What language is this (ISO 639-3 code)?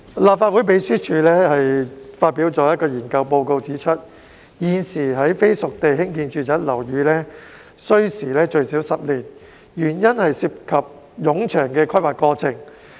yue